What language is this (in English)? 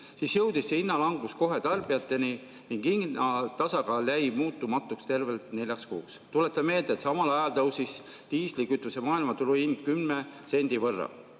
Estonian